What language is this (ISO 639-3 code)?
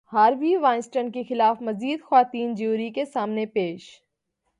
urd